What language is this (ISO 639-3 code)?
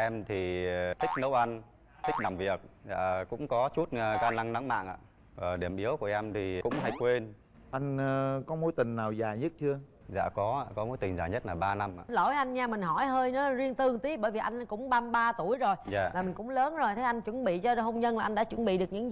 vie